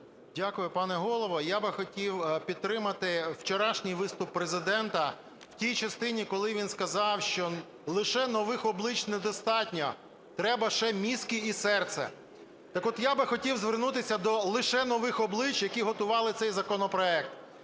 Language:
Ukrainian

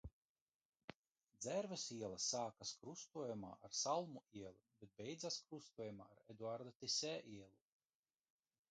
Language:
Latvian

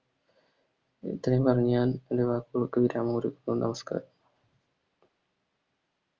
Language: Malayalam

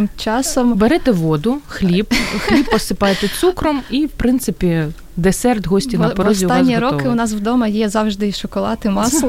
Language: Ukrainian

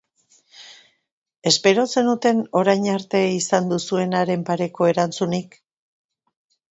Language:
Basque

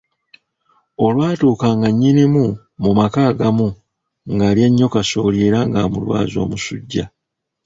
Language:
Ganda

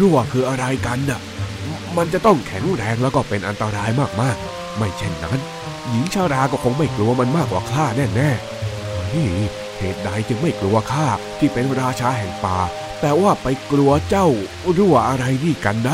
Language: Thai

